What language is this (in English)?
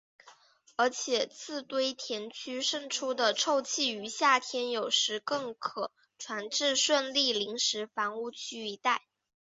Chinese